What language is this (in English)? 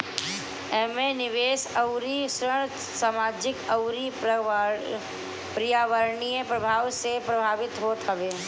Bhojpuri